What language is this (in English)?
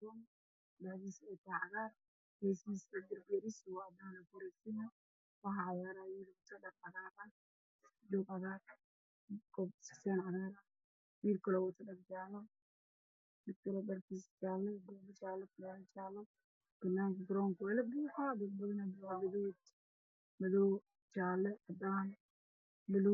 Somali